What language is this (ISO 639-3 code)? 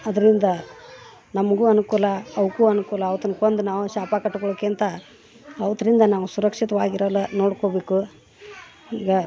kan